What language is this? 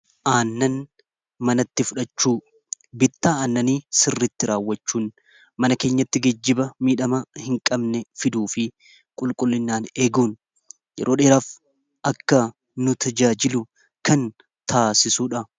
Oromo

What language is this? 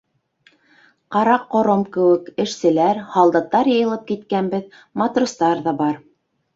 Bashkir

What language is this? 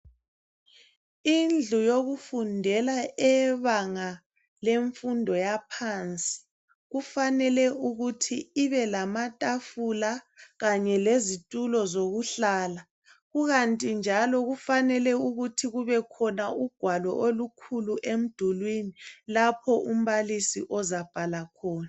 North Ndebele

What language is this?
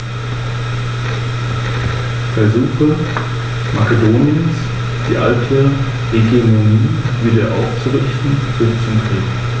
German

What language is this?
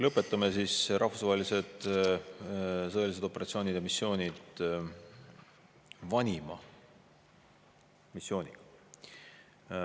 Estonian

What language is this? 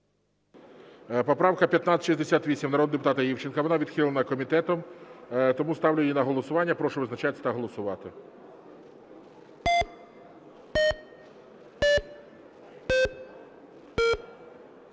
Ukrainian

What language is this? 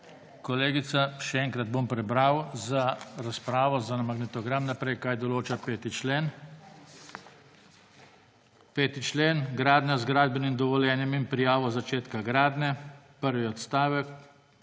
Slovenian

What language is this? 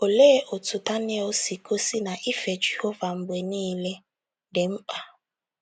Igbo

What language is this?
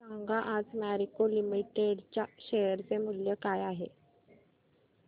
Marathi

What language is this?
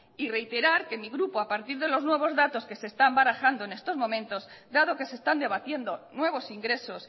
Spanish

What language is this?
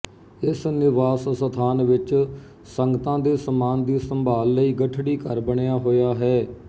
Punjabi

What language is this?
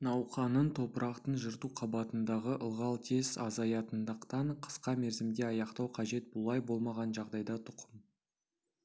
Kazakh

